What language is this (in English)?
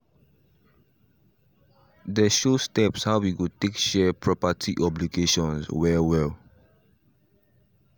Nigerian Pidgin